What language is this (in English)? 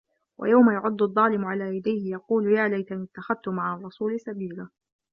Arabic